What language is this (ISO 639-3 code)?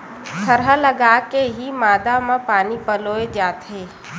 hne